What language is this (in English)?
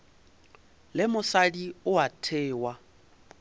Northern Sotho